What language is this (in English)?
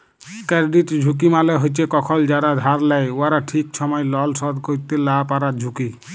Bangla